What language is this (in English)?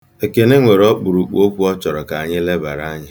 Igbo